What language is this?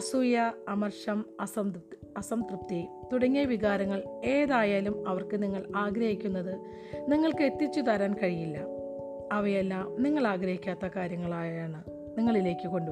Malayalam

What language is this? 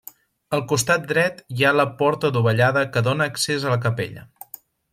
Catalan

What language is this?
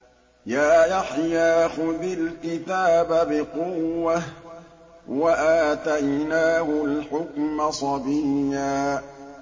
Arabic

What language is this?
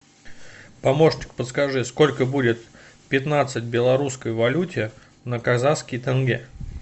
Russian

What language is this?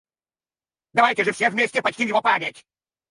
Russian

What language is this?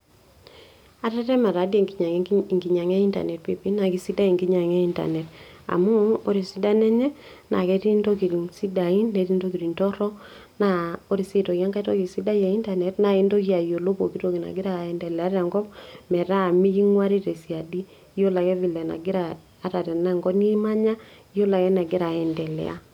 Masai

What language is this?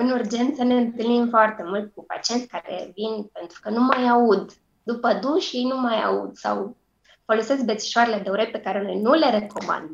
Romanian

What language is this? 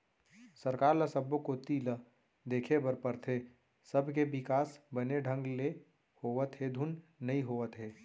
Chhattisgarhi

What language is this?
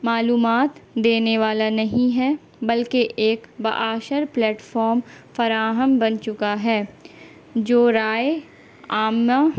Urdu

